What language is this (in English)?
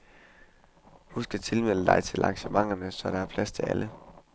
Danish